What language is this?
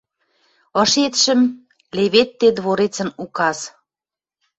Western Mari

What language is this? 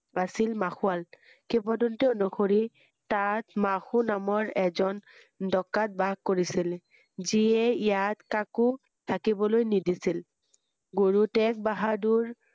Assamese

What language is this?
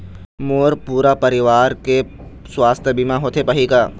Chhattisgarhi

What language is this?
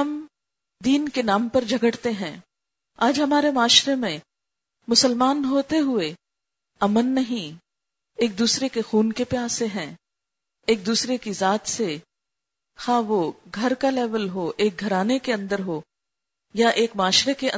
Urdu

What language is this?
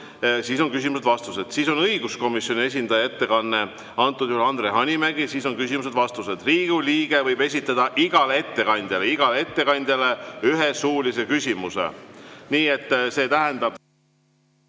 Estonian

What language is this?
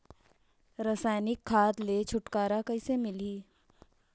Chhattisgarhi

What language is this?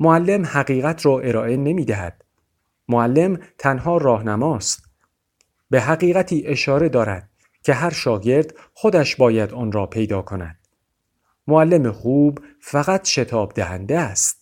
Persian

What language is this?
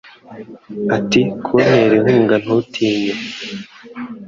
Kinyarwanda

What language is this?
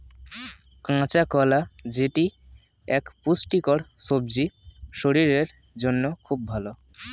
Bangla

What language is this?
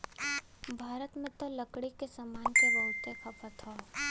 Bhojpuri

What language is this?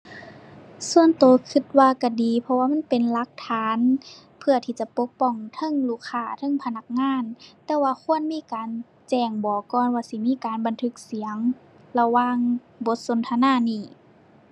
Thai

